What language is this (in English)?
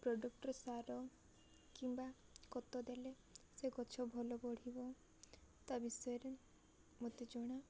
Odia